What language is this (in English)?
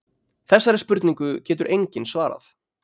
Icelandic